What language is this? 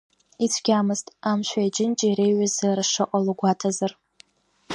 Abkhazian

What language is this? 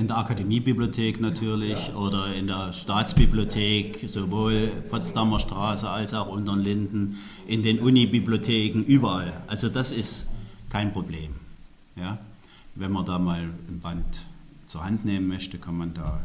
German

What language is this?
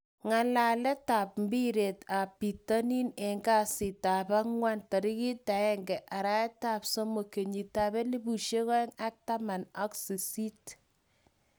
Kalenjin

